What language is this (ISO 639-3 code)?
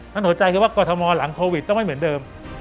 tha